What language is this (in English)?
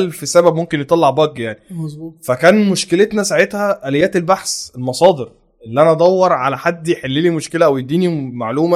Arabic